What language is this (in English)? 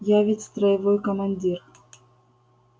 Russian